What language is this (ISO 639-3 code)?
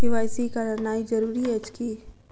mai